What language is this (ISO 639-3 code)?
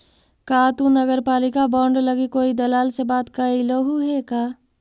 mag